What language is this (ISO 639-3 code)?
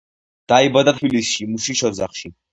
kat